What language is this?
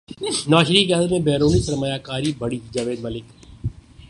Urdu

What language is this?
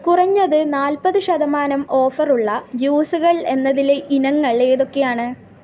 Malayalam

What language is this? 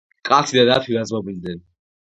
Georgian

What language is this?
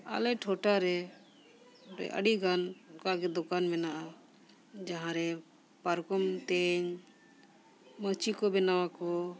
Santali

